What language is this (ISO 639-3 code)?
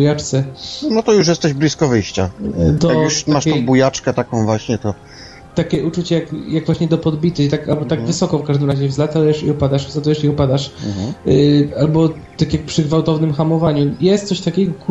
pol